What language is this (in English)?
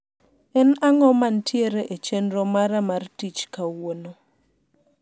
Luo (Kenya and Tanzania)